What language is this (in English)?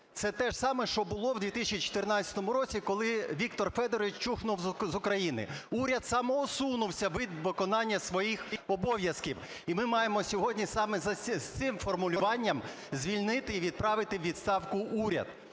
Ukrainian